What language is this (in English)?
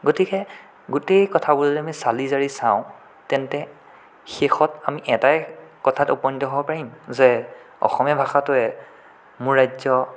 Assamese